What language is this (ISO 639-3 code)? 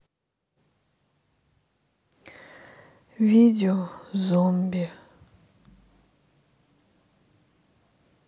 rus